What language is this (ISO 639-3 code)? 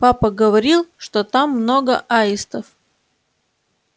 rus